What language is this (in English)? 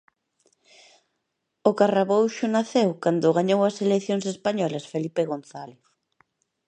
Galician